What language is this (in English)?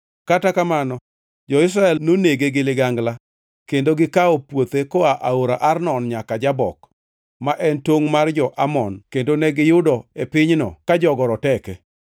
Luo (Kenya and Tanzania)